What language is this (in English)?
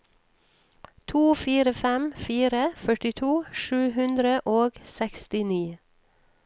Norwegian